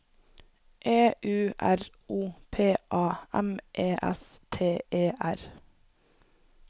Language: Norwegian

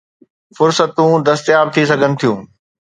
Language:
Sindhi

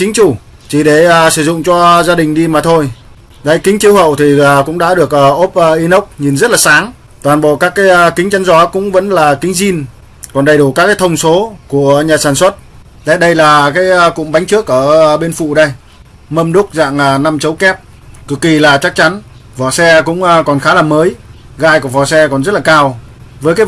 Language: Vietnamese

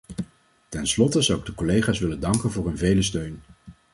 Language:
Dutch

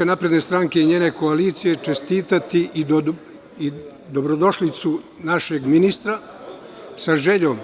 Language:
Serbian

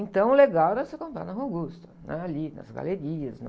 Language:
Portuguese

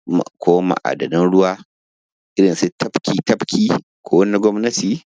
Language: Hausa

